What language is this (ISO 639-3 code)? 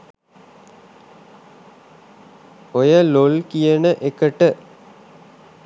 sin